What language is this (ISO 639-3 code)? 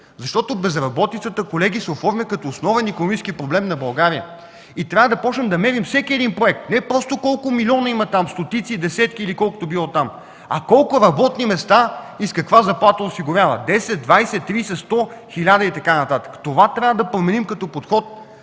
bul